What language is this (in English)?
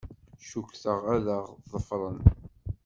Kabyle